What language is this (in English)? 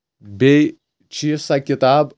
Kashmiri